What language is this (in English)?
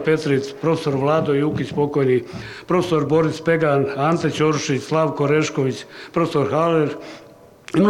Croatian